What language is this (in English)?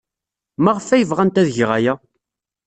Kabyle